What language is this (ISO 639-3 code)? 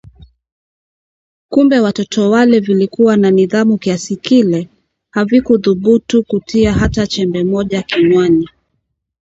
swa